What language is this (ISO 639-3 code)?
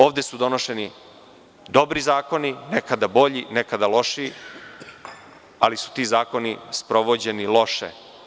srp